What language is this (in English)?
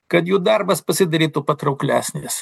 Lithuanian